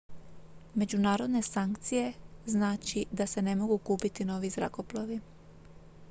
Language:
Croatian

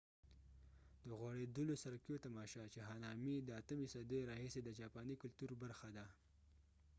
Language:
Pashto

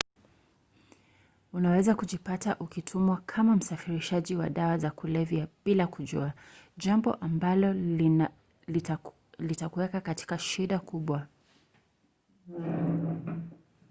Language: Swahili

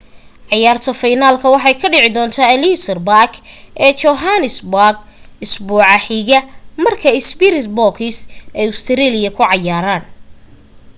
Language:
Somali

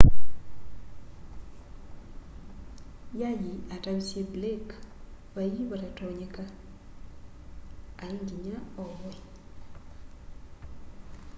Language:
Kamba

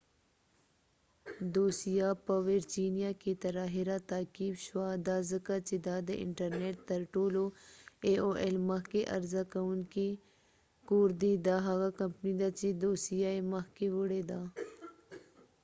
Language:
Pashto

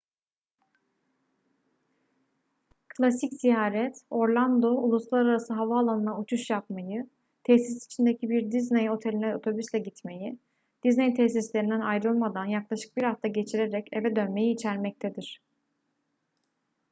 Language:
Turkish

